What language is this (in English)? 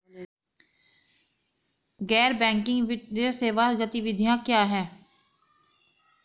Hindi